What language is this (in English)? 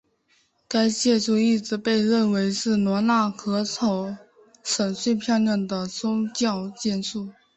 Chinese